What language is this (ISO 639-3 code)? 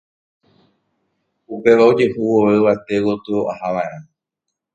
grn